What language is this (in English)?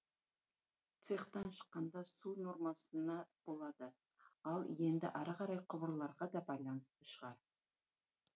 Kazakh